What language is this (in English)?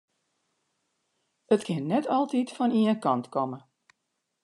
Western Frisian